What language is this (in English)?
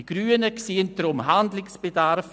Swiss German